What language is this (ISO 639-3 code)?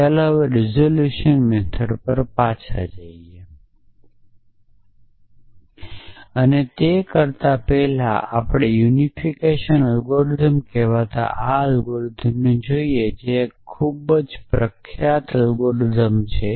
guj